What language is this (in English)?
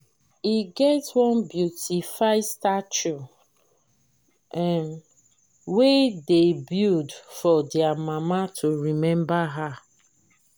Nigerian Pidgin